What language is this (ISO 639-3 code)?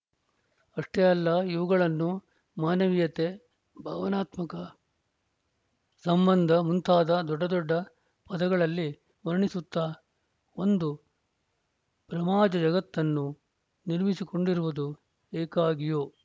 kan